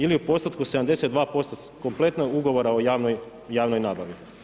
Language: Croatian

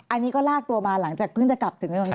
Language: Thai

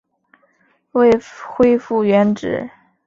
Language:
Chinese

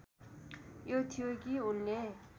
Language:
Nepali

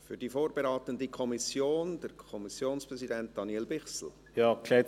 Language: Swiss German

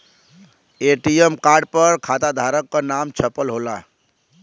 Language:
Bhojpuri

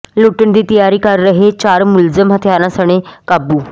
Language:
Punjabi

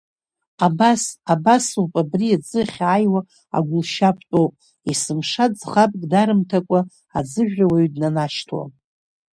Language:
Abkhazian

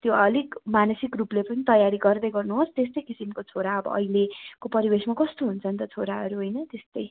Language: Nepali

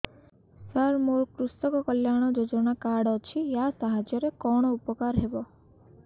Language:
Odia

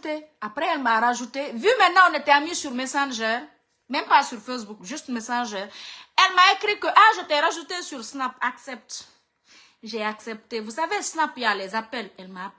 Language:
French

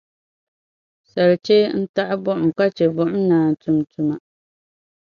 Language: Dagbani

